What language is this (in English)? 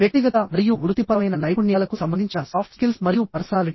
Telugu